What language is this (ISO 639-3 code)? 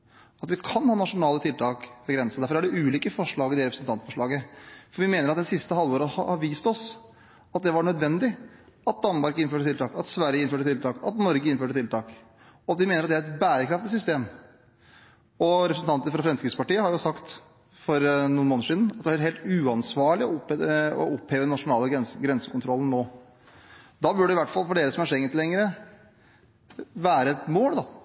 nob